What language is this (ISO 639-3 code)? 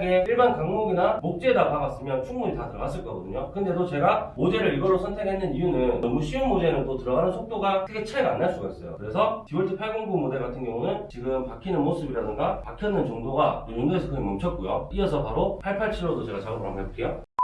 kor